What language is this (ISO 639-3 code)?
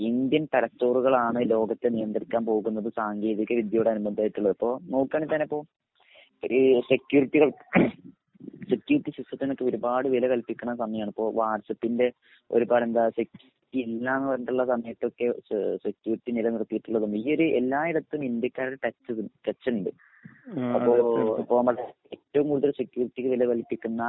mal